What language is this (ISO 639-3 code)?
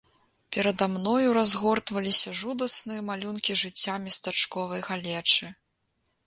bel